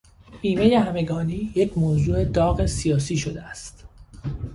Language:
Persian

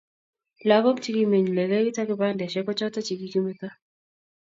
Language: Kalenjin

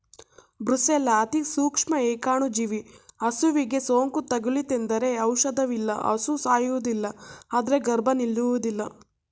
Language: Kannada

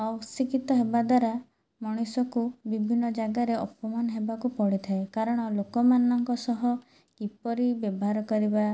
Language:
Odia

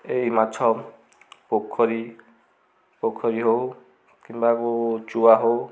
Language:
Odia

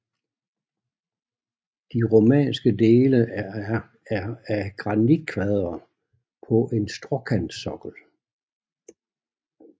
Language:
Danish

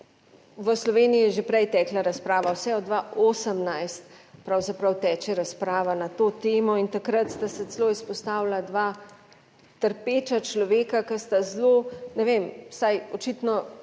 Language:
Slovenian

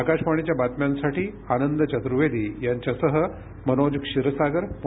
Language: Marathi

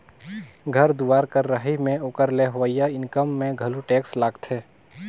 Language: Chhattisgarhi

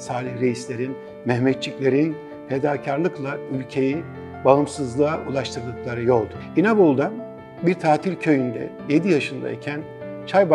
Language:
Turkish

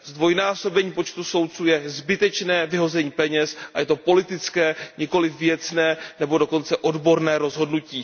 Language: Czech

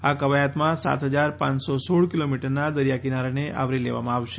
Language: Gujarati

